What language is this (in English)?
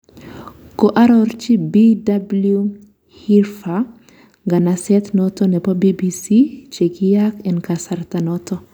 Kalenjin